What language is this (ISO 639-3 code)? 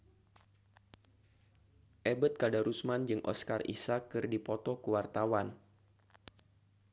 sun